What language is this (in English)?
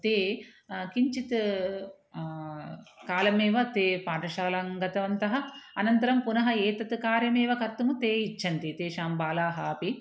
Sanskrit